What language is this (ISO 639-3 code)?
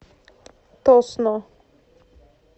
rus